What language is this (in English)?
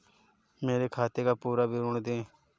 Hindi